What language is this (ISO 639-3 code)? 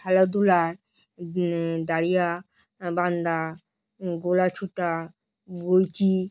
ben